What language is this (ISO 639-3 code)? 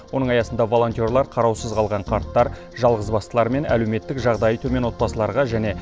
kaz